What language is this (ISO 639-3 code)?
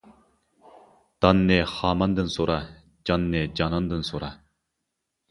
uig